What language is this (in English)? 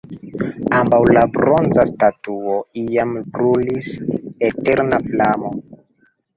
Esperanto